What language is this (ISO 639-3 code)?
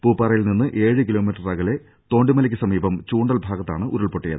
mal